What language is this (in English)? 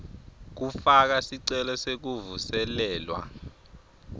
Swati